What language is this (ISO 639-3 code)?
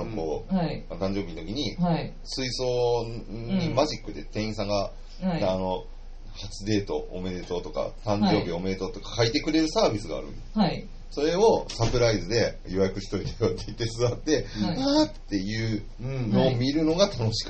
jpn